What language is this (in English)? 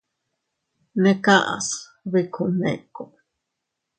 Teutila Cuicatec